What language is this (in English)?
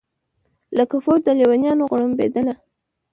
Pashto